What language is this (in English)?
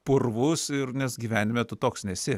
Lithuanian